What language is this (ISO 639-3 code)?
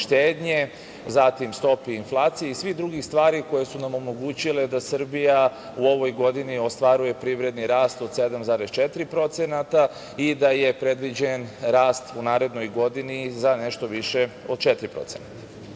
srp